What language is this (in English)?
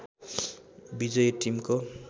Nepali